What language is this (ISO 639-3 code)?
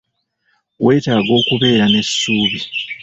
lug